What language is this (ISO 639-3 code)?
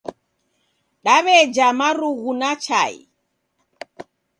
dav